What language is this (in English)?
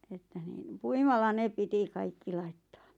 Finnish